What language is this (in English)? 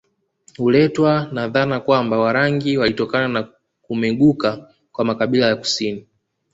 Swahili